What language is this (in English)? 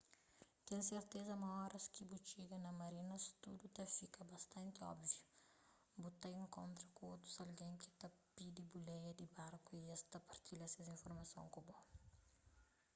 Kabuverdianu